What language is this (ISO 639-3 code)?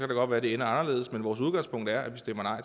dan